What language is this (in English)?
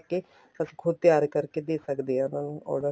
Punjabi